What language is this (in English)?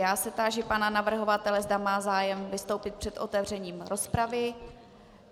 Czech